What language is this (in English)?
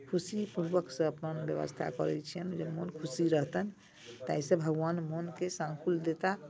Maithili